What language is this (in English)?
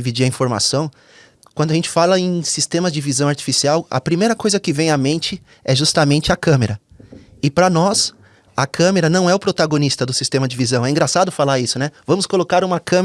Portuguese